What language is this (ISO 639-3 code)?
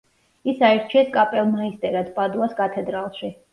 kat